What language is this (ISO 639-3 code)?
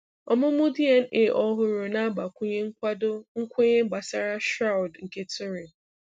ibo